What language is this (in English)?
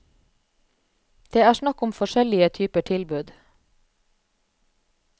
Norwegian